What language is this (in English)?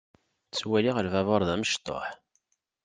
Kabyle